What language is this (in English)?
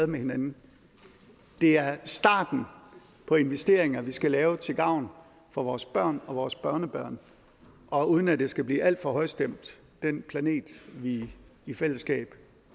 Danish